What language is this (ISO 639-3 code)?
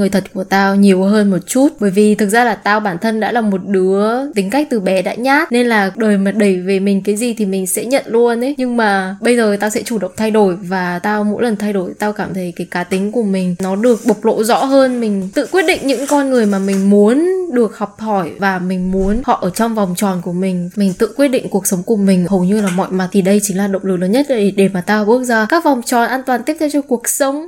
vie